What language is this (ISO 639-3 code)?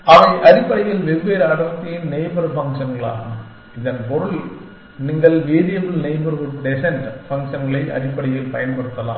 tam